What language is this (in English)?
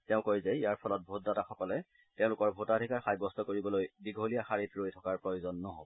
Assamese